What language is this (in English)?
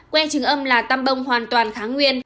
Vietnamese